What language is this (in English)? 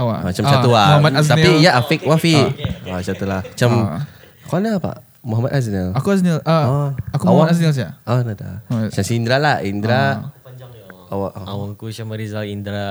Malay